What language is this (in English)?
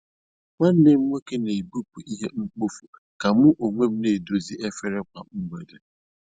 Igbo